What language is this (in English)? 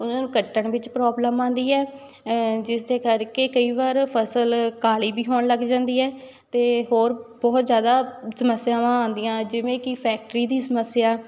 Punjabi